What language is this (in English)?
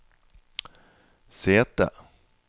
Norwegian